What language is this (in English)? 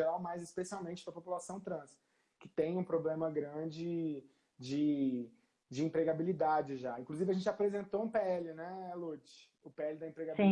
Portuguese